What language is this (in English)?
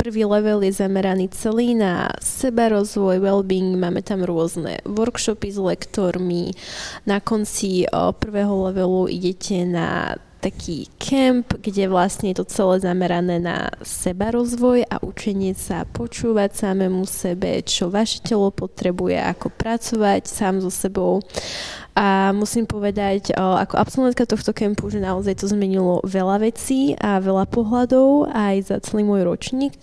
Slovak